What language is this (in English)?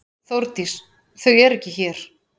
Icelandic